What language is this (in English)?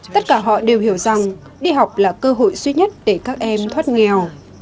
Vietnamese